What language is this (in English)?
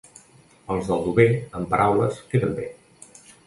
Catalan